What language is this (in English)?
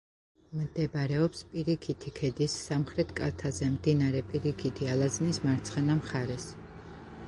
Georgian